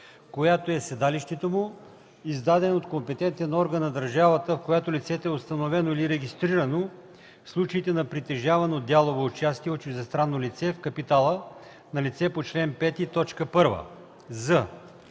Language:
Bulgarian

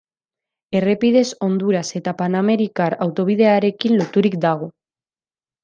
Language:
Basque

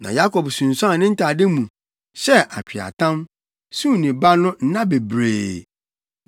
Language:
Akan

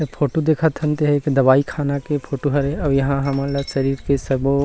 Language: Chhattisgarhi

